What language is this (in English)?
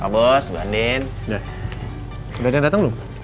Indonesian